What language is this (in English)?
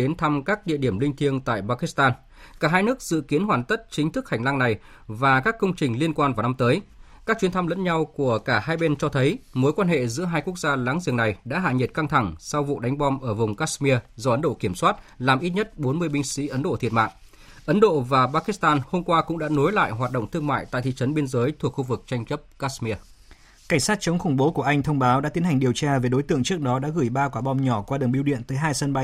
Vietnamese